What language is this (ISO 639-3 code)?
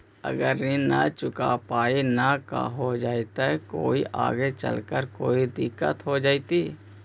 mag